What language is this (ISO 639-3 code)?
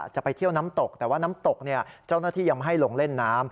tha